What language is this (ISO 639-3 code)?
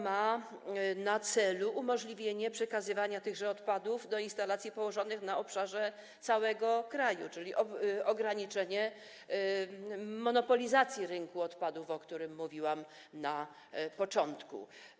pol